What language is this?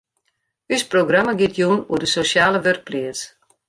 Western Frisian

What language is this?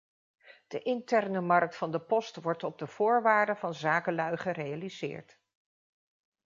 Dutch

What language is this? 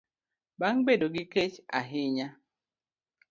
Luo (Kenya and Tanzania)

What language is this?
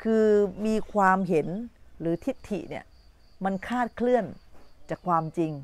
Thai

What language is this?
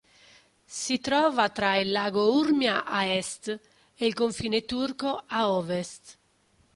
Italian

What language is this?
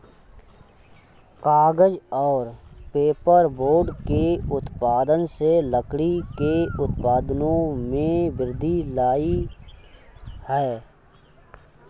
Hindi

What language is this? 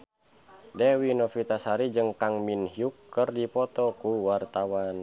Sundanese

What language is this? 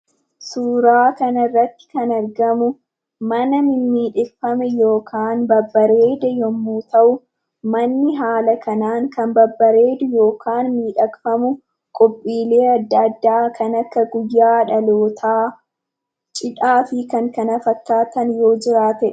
Oromo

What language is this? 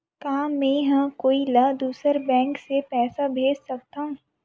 Chhattisgarhi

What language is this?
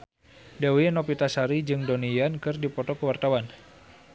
Sundanese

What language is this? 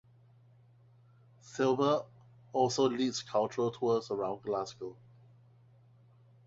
English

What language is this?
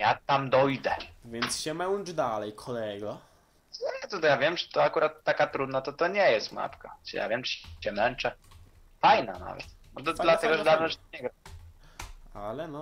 Polish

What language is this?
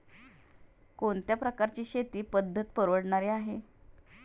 Marathi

